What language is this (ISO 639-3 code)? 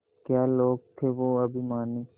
hin